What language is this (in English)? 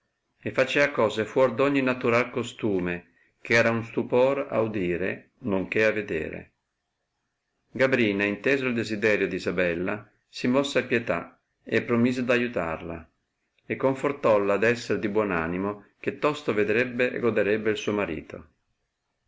Italian